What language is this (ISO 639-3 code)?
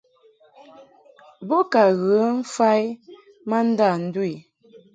mhk